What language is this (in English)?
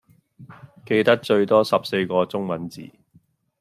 Cantonese